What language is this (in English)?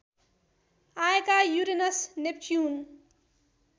Nepali